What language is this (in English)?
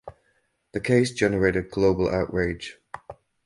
English